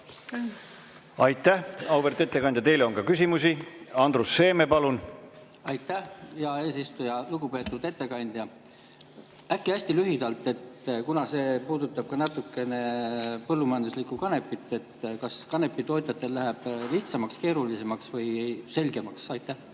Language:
Estonian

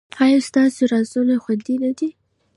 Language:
Pashto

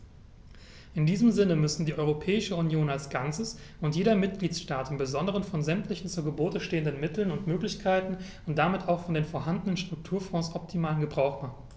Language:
German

